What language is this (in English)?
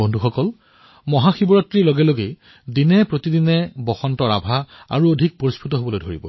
Assamese